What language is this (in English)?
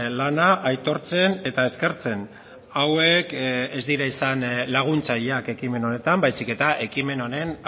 Basque